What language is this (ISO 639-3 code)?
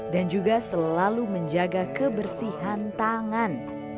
ind